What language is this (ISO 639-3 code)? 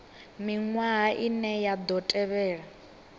ven